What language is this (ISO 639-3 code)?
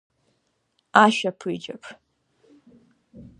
abk